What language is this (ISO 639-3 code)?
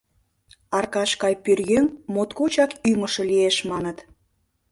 chm